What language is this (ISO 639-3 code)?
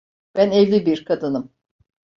tur